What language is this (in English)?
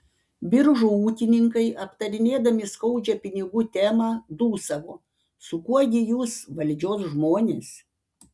Lithuanian